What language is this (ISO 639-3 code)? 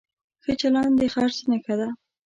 pus